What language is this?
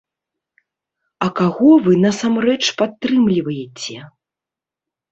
Belarusian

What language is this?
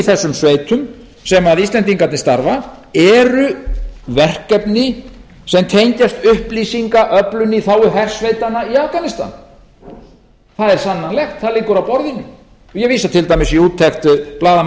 Icelandic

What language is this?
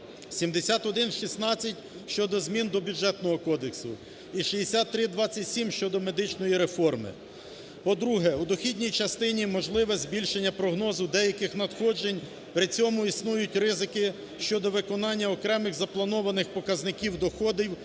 Ukrainian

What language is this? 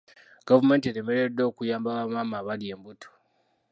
Ganda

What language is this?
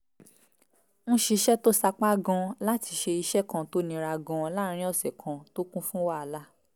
Yoruba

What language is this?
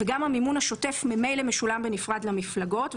Hebrew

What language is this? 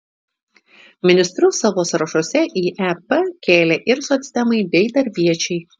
Lithuanian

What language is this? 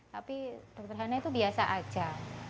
Indonesian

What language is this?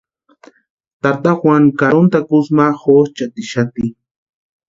Western Highland Purepecha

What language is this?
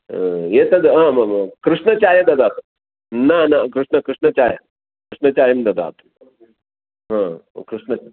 Sanskrit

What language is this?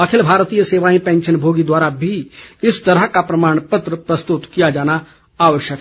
Hindi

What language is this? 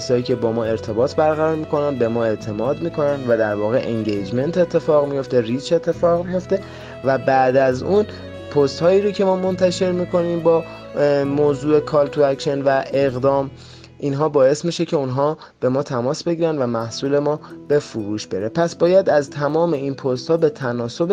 Persian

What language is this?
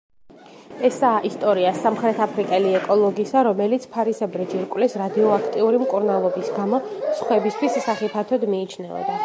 Georgian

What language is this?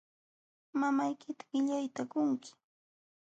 Jauja Wanca Quechua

